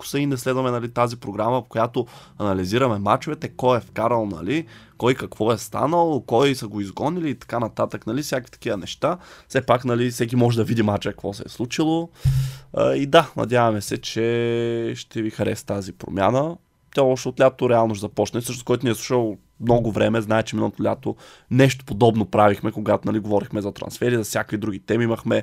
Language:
Bulgarian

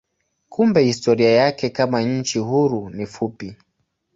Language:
Swahili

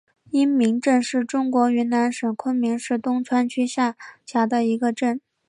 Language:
Chinese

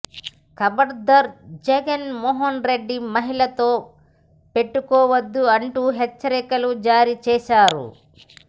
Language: Telugu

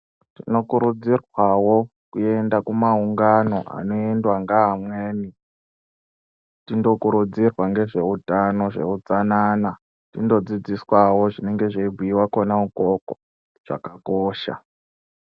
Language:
Ndau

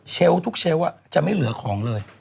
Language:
Thai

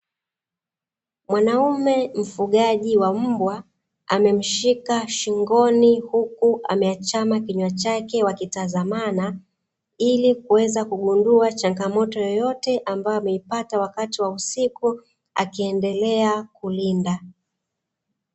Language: Swahili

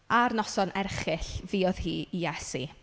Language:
Welsh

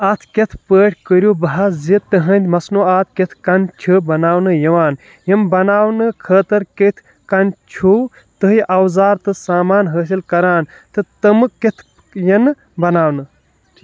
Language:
Kashmiri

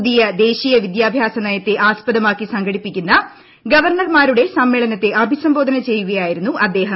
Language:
Malayalam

